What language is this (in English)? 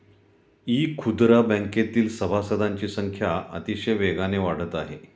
Marathi